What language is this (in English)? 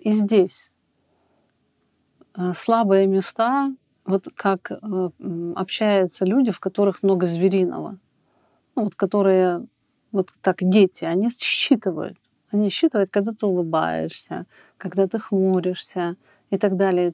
Russian